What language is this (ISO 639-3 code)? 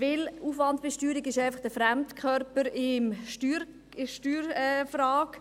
gsw